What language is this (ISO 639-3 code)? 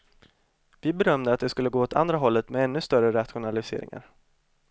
swe